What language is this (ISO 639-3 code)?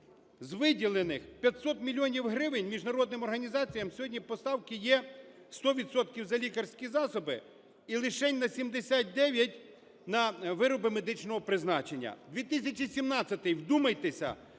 ukr